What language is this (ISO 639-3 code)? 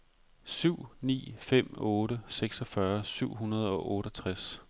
dan